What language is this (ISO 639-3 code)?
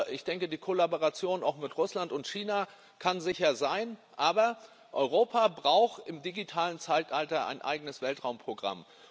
deu